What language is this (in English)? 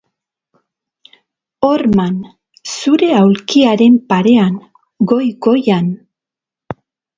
Basque